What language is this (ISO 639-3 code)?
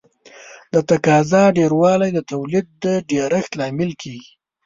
pus